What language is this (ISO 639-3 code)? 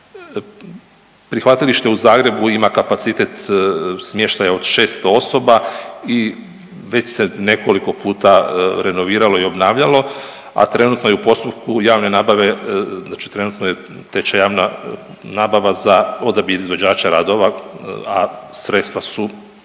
hrv